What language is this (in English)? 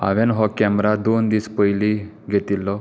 Konkani